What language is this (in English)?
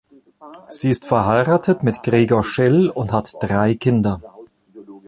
German